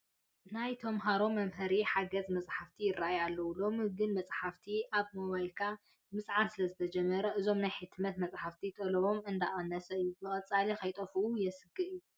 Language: Tigrinya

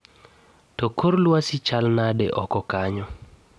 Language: Luo (Kenya and Tanzania)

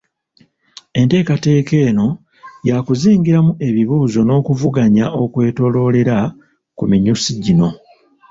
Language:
Ganda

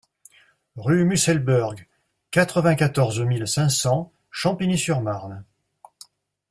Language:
French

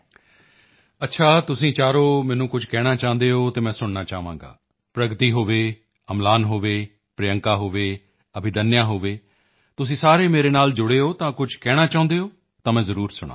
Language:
Punjabi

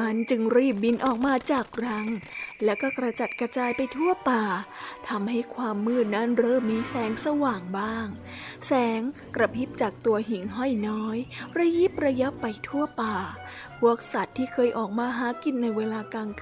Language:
Thai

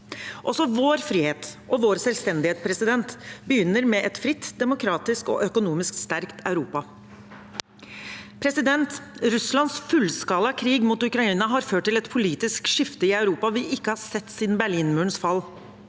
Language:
Norwegian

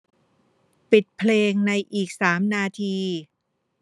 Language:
Thai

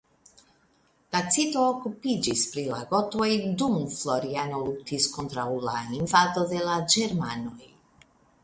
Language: Esperanto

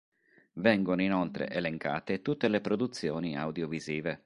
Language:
Italian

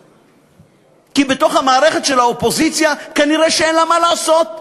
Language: Hebrew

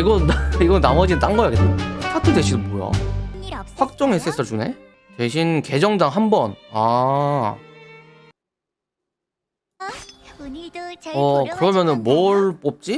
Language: Korean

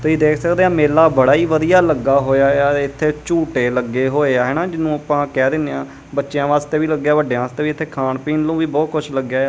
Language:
Punjabi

